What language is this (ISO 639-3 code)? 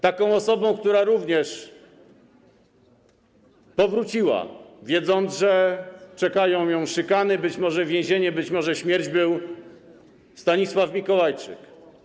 pol